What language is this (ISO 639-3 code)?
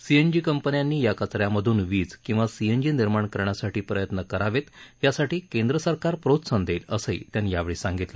mar